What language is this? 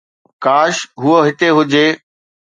Sindhi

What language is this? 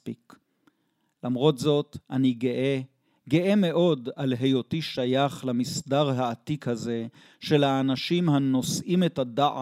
Hebrew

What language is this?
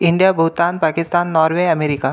Marathi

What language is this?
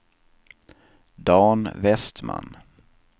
Swedish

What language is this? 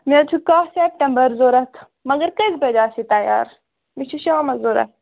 Kashmiri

